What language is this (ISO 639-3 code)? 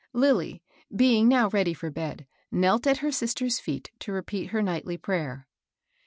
eng